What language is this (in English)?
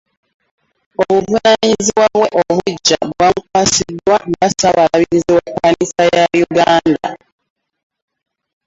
Ganda